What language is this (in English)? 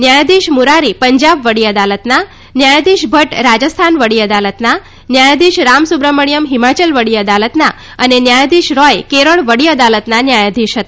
Gujarati